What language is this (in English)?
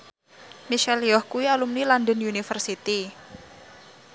Javanese